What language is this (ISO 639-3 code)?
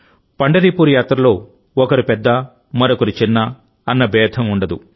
tel